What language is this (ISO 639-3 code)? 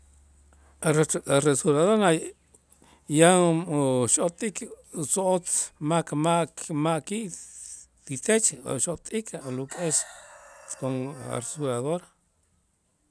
itz